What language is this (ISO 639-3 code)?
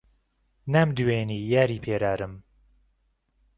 ckb